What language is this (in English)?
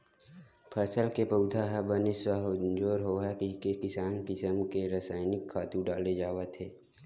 Chhattisgarhi